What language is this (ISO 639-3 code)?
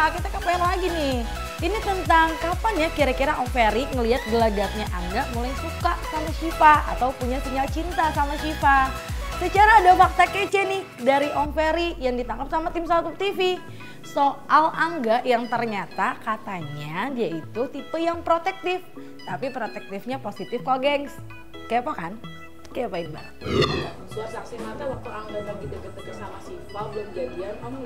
ind